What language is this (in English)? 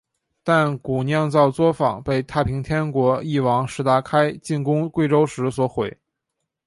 Chinese